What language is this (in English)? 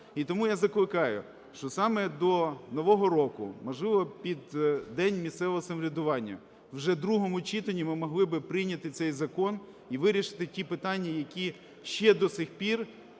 Ukrainian